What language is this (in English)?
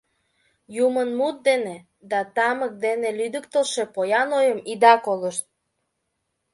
Mari